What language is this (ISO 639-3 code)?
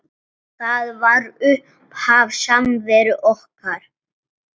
isl